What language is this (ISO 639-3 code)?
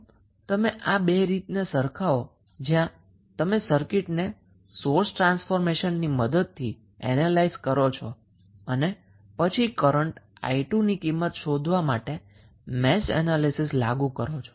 guj